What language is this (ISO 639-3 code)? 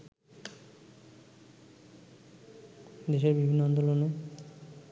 ben